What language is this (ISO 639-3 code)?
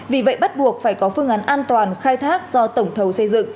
vie